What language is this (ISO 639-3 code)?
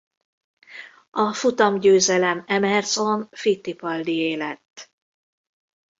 hun